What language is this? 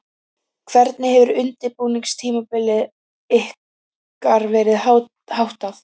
Icelandic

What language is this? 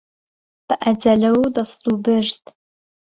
Central Kurdish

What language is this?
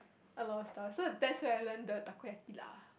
English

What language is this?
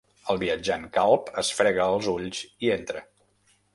Catalan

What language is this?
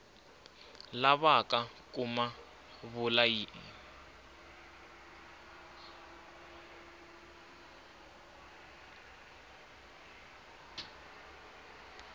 Tsonga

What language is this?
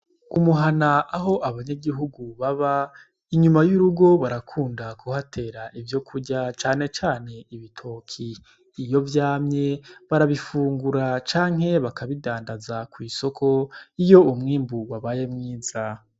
Rundi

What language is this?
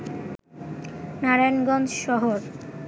Bangla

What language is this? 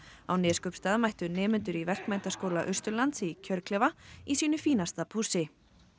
Icelandic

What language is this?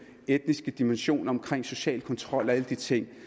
Danish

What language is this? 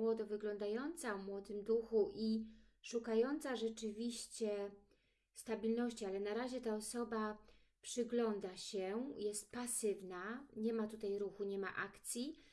Polish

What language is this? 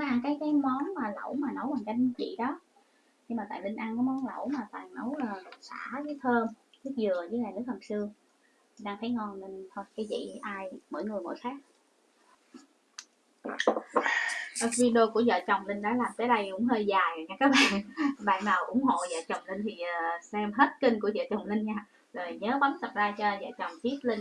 Vietnamese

